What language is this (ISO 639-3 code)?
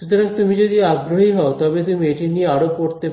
ben